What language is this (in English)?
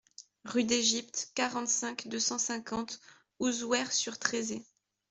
French